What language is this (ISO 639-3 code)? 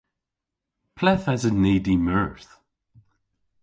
cor